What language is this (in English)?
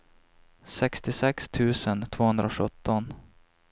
Swedish